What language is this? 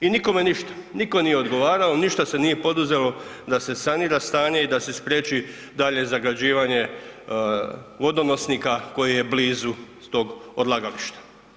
Croatian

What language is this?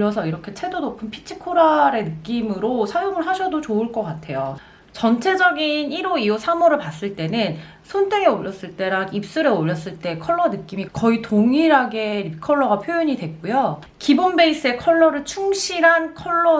Korean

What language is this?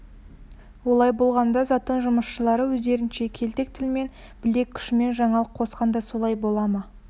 Kazakh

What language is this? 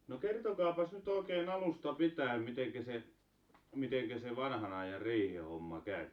Finnish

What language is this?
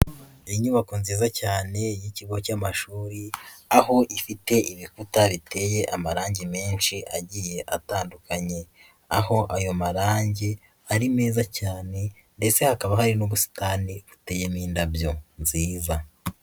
Kinyarwanda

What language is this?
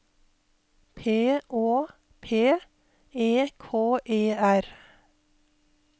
Norwegian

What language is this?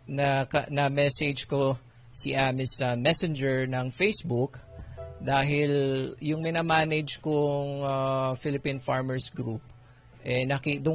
Filipino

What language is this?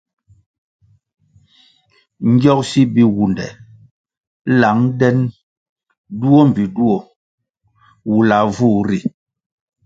Kwasio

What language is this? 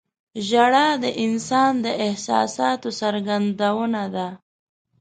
Pashto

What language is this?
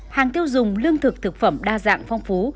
Vietnamese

